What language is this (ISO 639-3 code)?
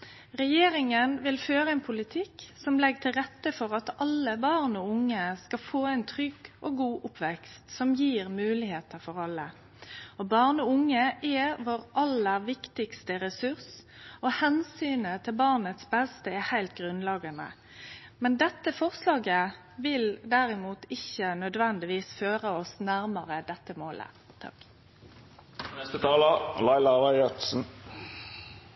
nno